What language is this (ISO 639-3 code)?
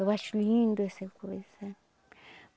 por